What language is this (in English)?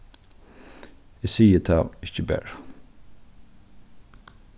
Faroese